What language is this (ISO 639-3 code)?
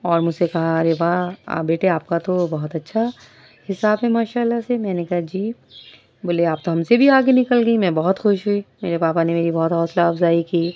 urd